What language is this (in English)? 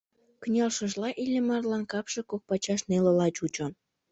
Mari